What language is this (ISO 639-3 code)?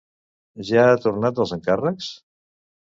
cat